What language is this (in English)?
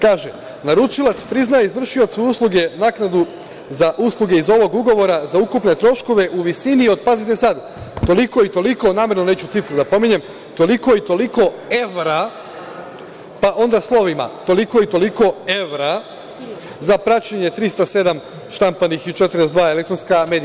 Serbian